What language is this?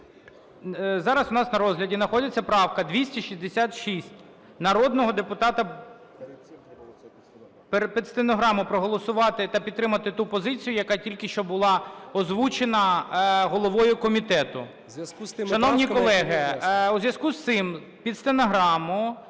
Ukrainian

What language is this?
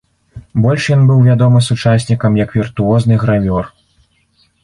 Belarusian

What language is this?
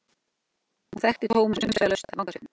Icelandic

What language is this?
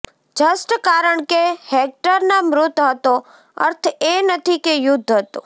Gujarati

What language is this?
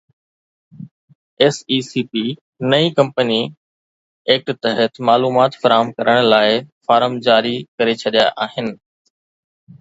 Sindhi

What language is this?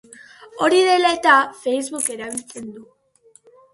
Basque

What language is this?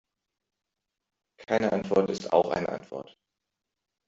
German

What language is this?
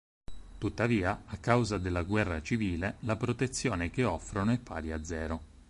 Italian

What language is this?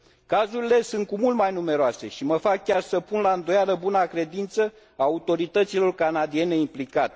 Romanian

